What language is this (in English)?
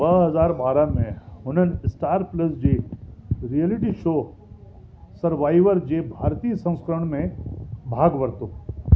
Sindhi